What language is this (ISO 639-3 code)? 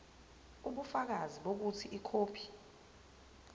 zul